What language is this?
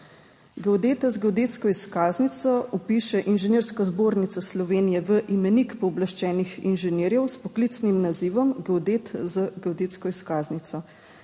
Slovenian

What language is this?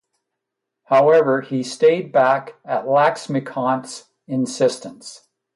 English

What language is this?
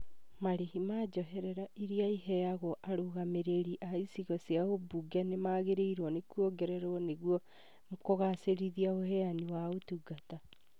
Kikuyu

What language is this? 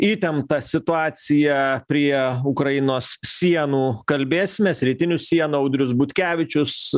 Lithuanian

